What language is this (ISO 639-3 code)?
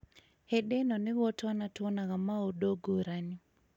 kik